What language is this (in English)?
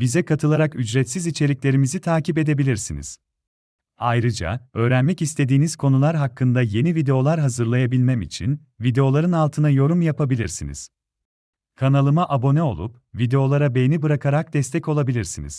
Turkish